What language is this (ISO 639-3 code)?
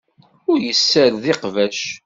kab